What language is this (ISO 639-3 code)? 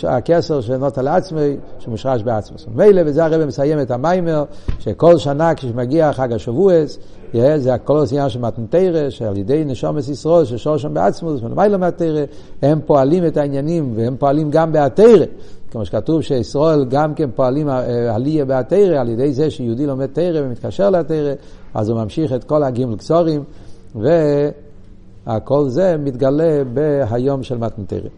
heb